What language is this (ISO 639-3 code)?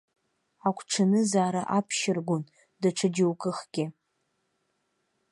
abk